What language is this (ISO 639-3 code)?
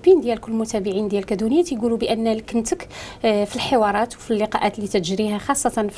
ara